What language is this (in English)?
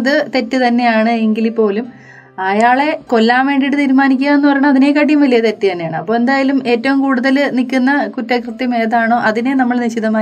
Malayalam